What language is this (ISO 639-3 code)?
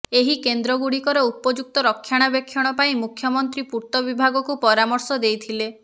ori